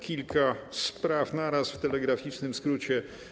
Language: Polish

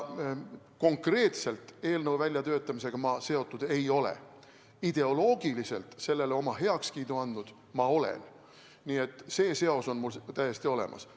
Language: Estonian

